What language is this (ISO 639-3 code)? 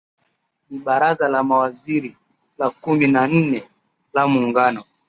swa